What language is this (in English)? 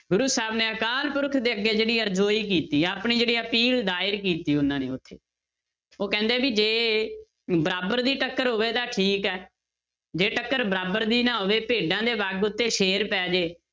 Punjabi